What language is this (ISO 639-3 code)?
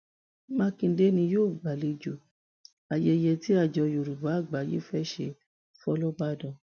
yor